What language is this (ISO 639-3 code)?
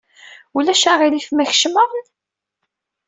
kab